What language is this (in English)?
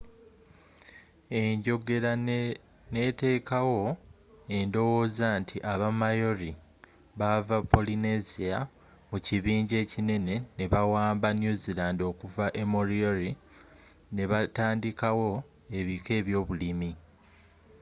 Ganda